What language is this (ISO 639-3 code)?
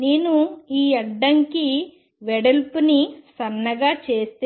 tel